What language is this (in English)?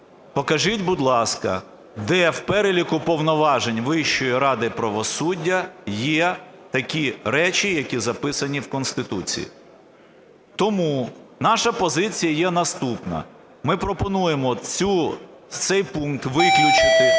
Ukrainian